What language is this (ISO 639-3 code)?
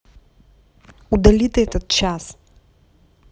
rus